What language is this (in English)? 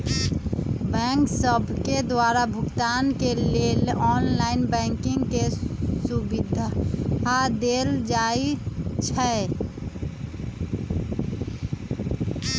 Magahi